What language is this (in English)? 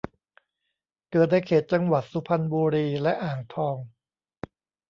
Thai